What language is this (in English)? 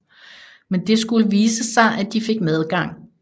Danish